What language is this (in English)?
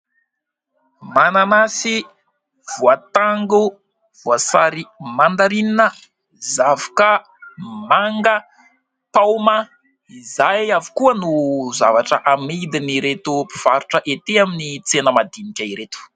Malagasy